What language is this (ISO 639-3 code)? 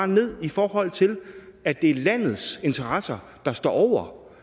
dan